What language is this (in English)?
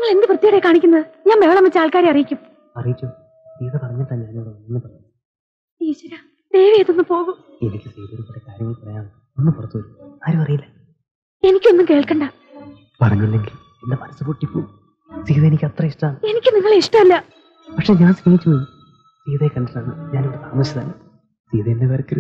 Indonesian